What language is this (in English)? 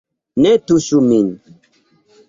Esperanto